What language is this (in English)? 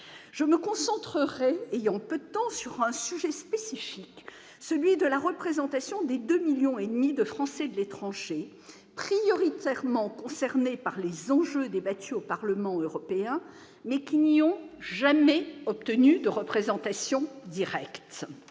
French